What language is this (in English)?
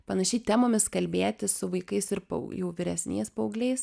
Lithuanian